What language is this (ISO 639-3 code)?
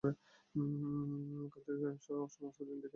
ben